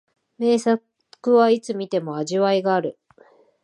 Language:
Japanese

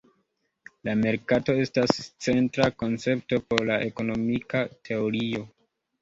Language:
Esperanto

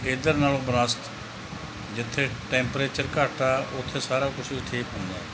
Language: Punjabi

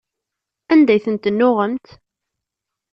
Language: Kabyle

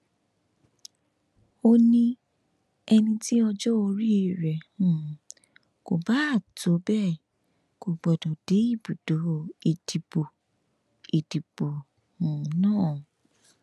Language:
Yoruba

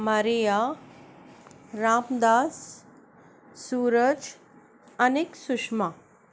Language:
Konkani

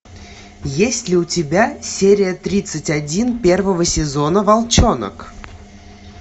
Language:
Russian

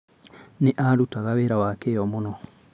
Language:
Kikuyu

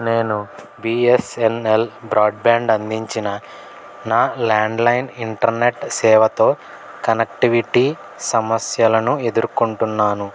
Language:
Telugu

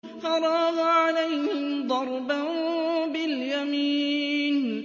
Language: Arabic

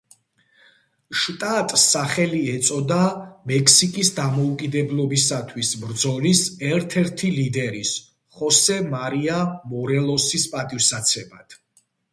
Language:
Georgian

